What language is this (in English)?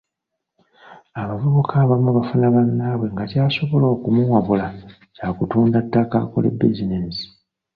Ganda